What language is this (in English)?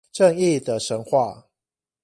Chinese